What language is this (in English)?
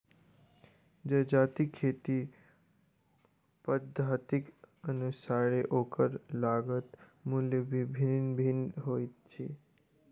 Maithili